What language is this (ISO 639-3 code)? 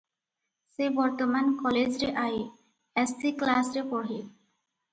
ori